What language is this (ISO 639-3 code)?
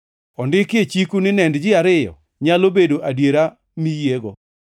luo